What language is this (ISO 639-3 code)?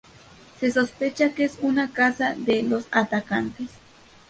spa